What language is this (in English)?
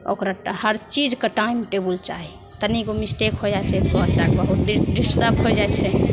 Maithili